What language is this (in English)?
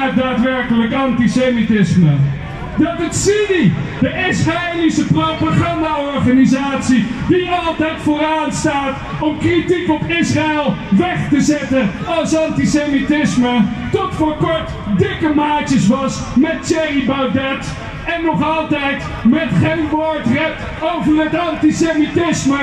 Dutch